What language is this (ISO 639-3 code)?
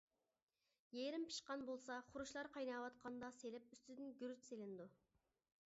uig